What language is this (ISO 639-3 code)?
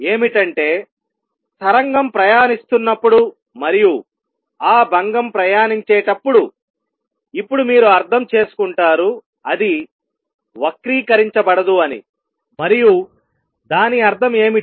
tel